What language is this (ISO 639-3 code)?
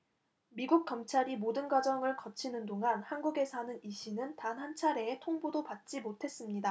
kor